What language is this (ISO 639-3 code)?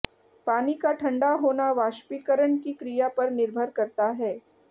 hin